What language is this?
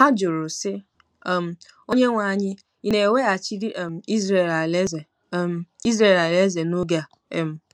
Igbo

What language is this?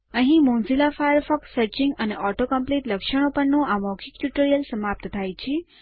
Gujarati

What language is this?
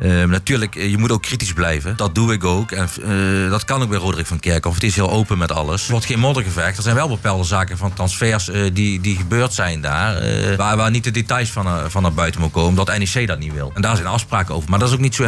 Dutch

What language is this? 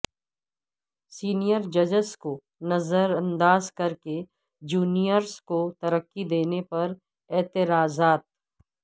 Urdu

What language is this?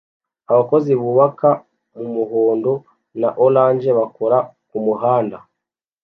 Kinyarwanda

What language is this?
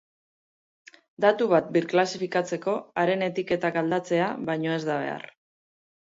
Basque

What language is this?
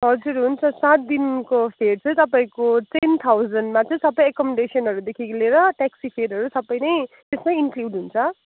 Nepali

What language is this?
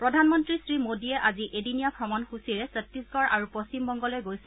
Assamese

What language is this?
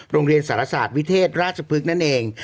Thai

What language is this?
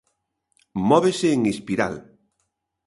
Galician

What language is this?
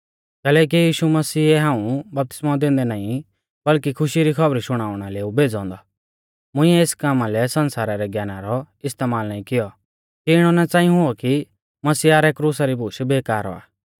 Mahasu Pahari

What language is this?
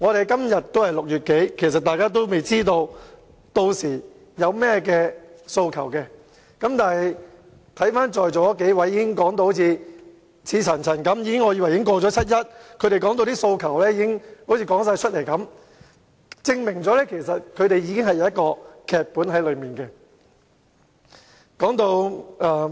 Cantonese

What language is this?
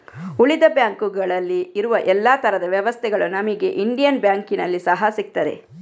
Kannada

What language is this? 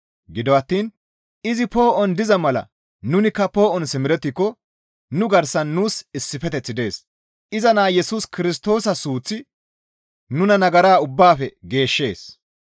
Gamo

